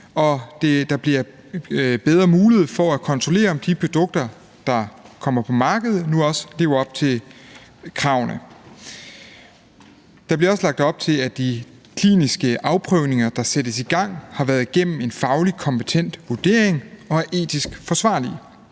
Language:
Danish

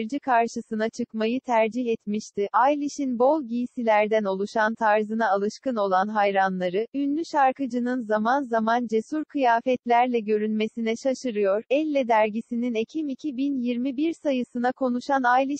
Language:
Turkish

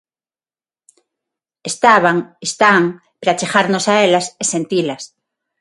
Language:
Galician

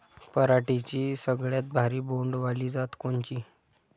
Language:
Marathi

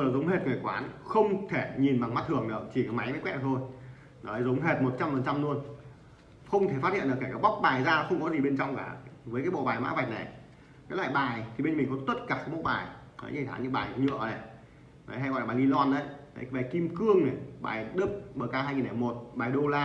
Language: Vietnamese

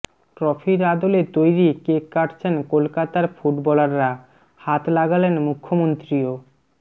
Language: Bangla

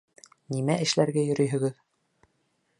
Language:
Bashkir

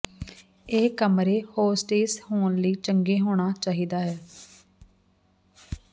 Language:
Punjabi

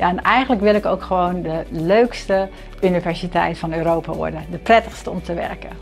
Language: Dutch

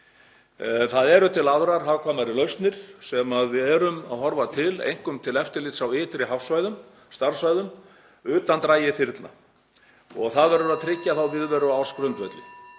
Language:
Icelandic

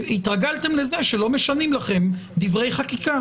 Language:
Hebrew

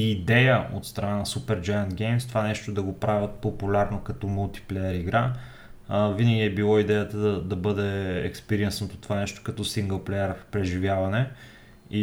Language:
Bulgarian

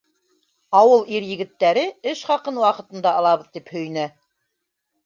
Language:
Bashkir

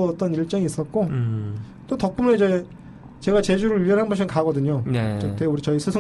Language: Korean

